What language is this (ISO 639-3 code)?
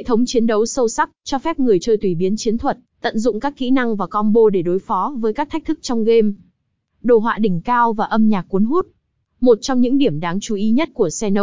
vie